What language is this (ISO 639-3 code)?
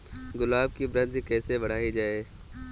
hin